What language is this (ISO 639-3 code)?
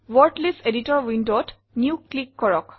asm